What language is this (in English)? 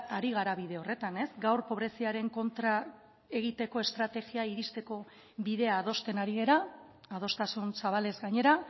Basque